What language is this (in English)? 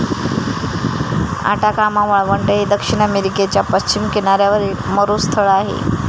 Marathi